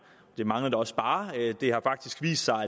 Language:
Danish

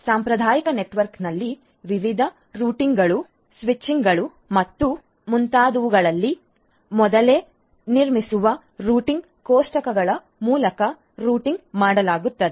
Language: Kannada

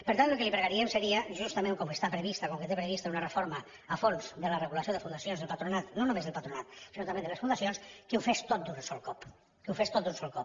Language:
Catalan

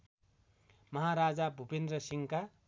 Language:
Nepali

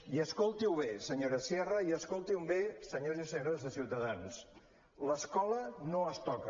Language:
Catalan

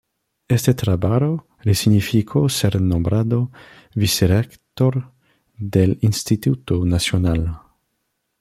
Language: Spanish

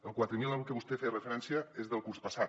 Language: Catalan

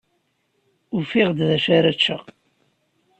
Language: Kabyle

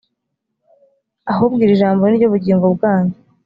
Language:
Kinyarwanda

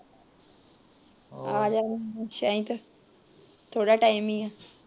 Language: Punjabi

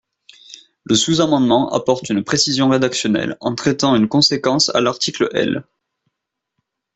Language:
French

